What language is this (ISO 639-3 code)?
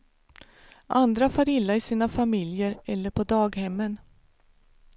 swe